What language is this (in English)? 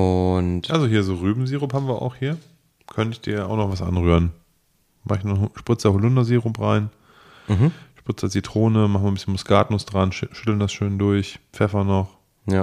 German